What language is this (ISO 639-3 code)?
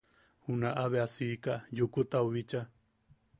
yaq